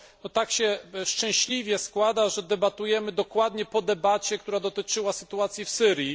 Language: Polish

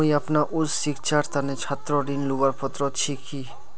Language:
Magahi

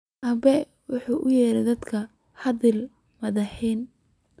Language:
Somali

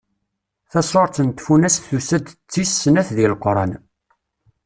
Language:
Kabyle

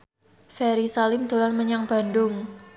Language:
Javanese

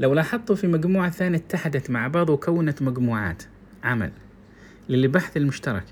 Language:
Arabic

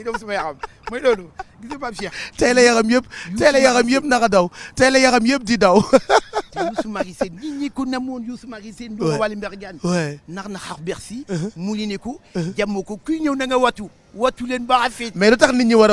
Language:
French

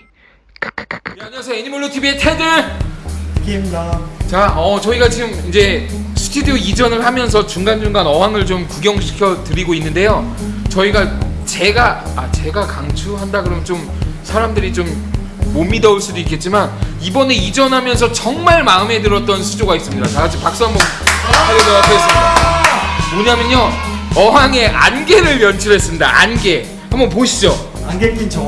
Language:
Korean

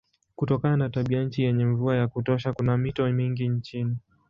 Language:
Swahili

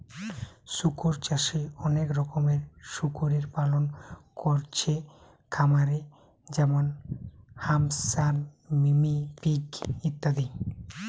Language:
Bangla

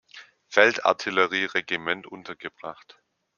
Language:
German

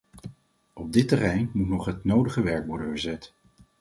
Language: Dutch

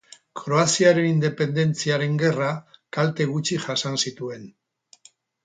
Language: Basque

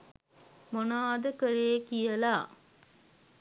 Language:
Sinhala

